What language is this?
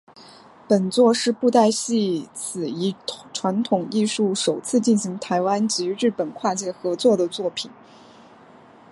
Chinese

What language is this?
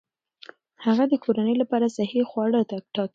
Pashto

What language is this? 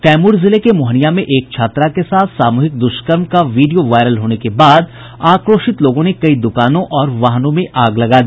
Hindi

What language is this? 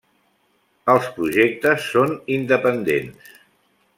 Catalan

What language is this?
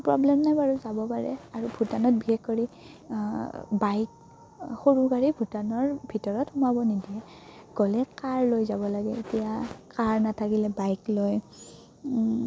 Assamese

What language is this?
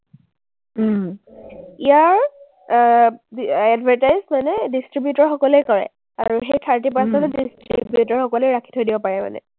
Assamese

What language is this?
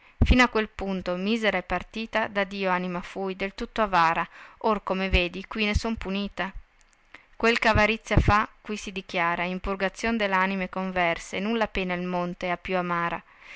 Italian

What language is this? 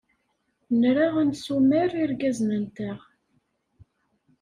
Kabyle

